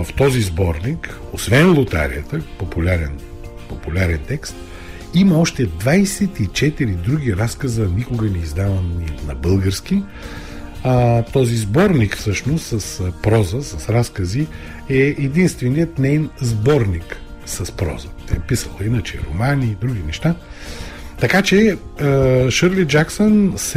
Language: Bulgarian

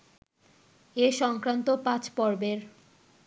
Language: Bangla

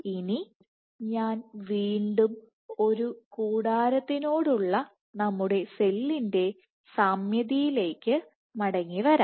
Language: Malayalam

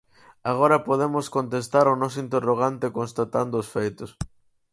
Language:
Galician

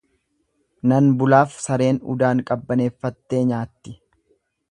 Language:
Oromo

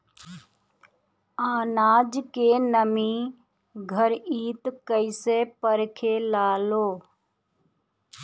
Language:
Bhojpuri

